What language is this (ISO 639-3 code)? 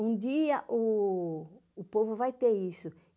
por